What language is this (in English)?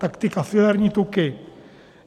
Czech